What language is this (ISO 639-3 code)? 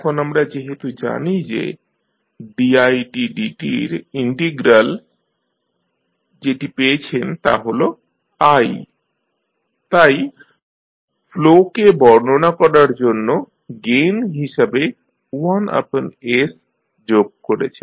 ben